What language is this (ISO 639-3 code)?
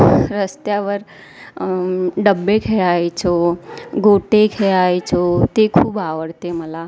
mar